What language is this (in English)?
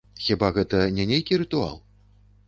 Belarusian